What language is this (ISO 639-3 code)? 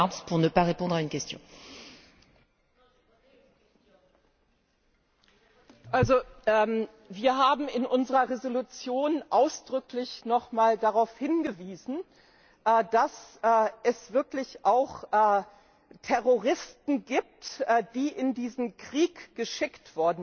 deu